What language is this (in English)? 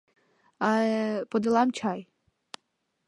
Mari